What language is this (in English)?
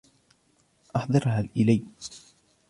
Arabic